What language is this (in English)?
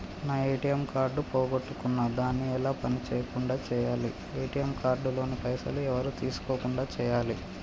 Telugu